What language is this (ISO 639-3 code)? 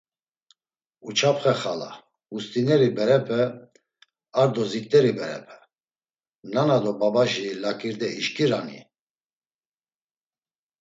lzz